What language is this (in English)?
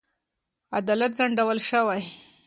Pashto